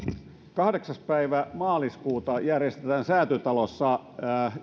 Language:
Finnish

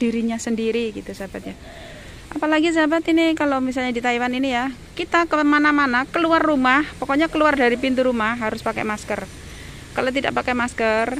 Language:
Indonesian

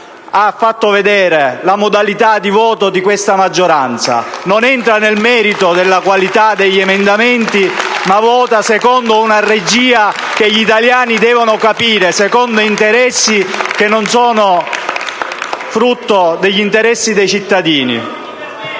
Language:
Italian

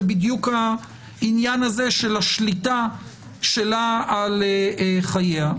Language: Hebrew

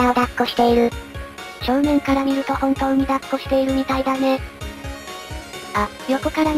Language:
Japanese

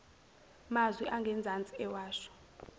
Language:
Zulu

